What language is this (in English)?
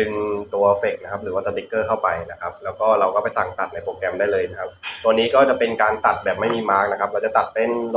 Thai